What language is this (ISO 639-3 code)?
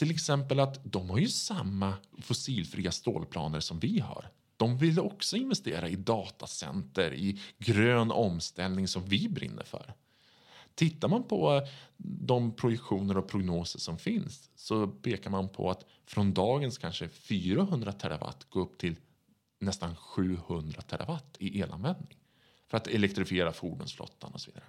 swe